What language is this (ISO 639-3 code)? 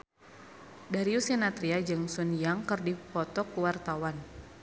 sun